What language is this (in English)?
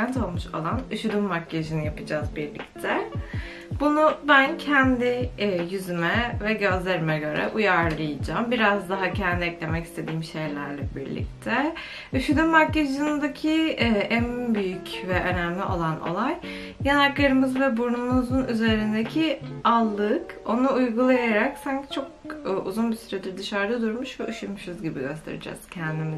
Turkish